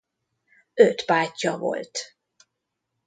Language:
Hungarian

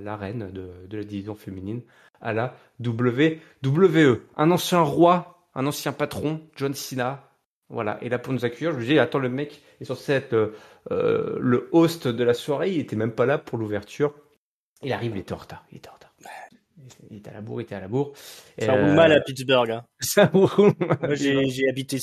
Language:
French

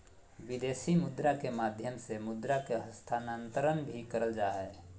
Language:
Magahi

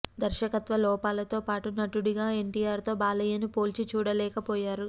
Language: Telugu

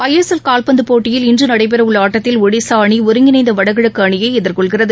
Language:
Tamil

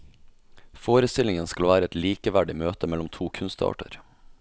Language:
Norwegian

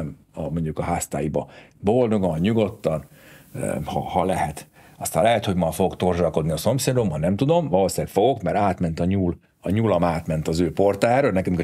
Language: Hungarian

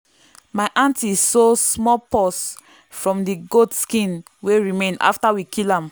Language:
Nigerian Pidgin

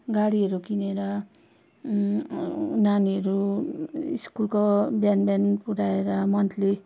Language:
Nepali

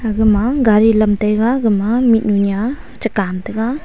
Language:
Wancho Naga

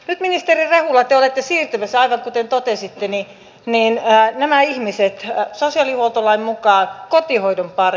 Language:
Finnish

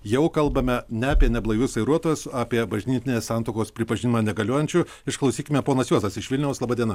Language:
Lithuanian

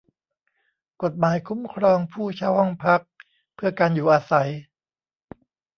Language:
Thai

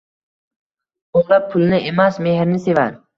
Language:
Uzbek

